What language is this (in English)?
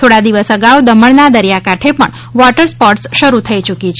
Gujarati